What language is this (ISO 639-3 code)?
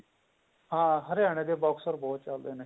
pan